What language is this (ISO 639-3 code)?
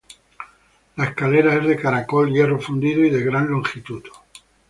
spa